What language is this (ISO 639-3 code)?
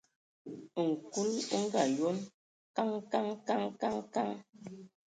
ewo